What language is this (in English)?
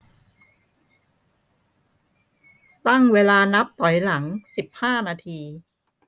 Thai